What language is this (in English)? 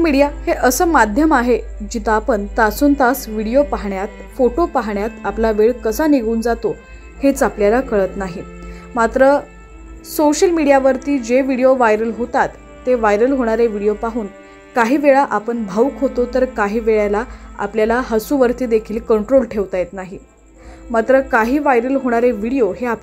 Hindi